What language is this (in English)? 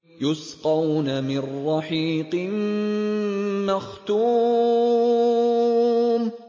Arabic